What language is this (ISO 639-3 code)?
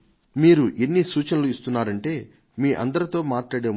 tel